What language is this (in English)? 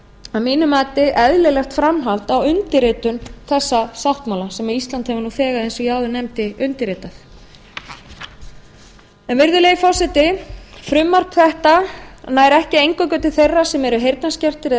Icelandic